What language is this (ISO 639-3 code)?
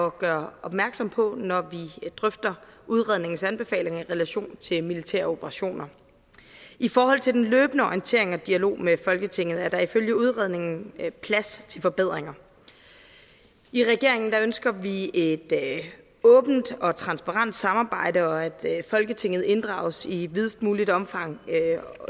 dan